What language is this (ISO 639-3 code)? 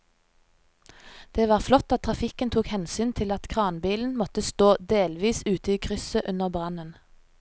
nor